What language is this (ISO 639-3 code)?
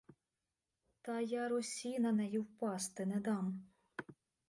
ukr